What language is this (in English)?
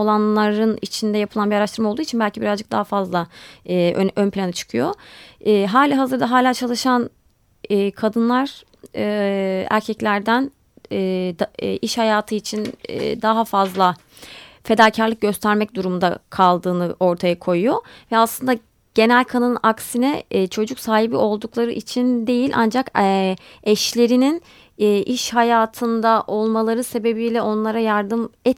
Turkish